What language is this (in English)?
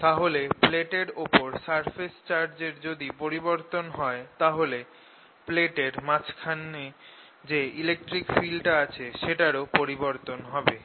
Bangla